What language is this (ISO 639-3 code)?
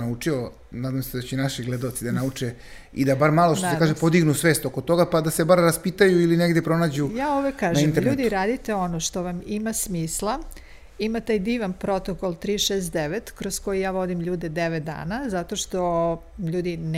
hrv